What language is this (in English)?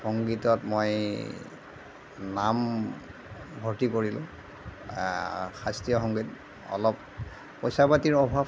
Assamese